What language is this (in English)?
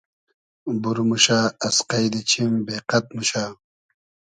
Hazaragi